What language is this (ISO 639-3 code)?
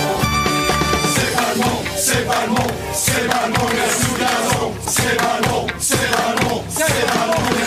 fra